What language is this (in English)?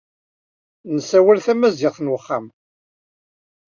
Kabyle